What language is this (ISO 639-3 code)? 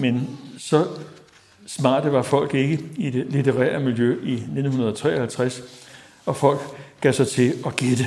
dan